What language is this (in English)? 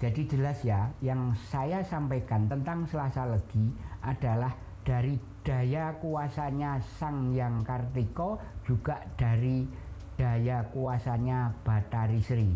Indonesian